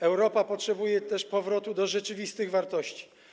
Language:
Polish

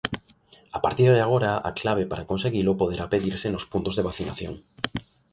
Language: Galician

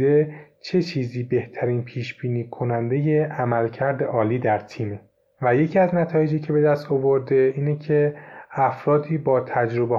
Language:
Persian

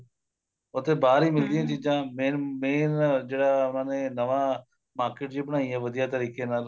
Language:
Punjabi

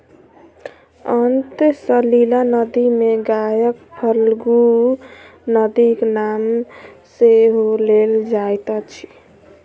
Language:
Maithili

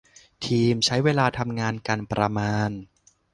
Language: Thai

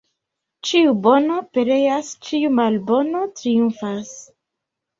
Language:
Esperanto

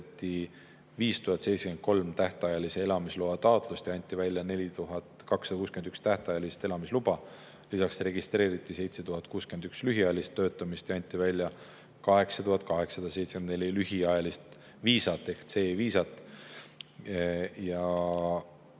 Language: Estonian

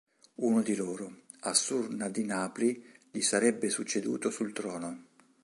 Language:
Italian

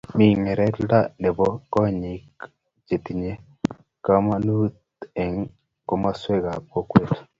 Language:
Kalenjin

